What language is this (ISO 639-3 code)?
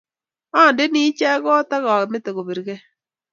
kln